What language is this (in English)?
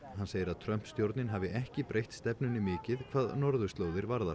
Icelandic